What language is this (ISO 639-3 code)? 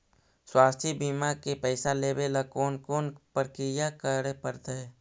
mag